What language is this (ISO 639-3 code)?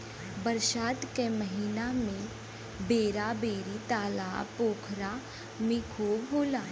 bho